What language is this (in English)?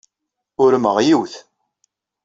Kabyle